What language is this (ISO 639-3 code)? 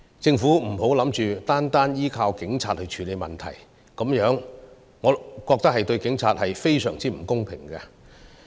yue